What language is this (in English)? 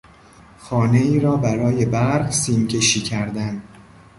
Persian